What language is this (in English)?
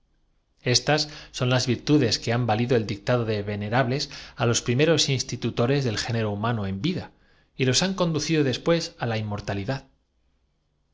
Spanish